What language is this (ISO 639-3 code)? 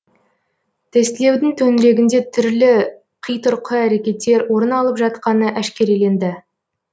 kaz